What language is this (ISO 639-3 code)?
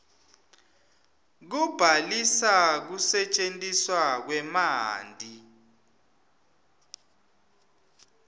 ssw